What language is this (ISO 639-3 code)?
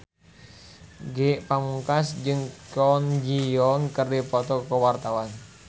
sun